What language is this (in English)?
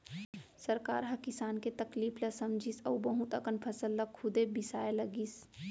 Chhattisgarhi